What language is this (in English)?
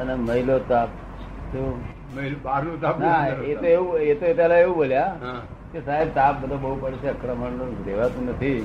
Gujarati